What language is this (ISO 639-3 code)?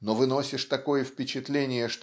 rus